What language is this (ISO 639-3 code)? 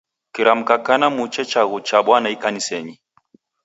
dav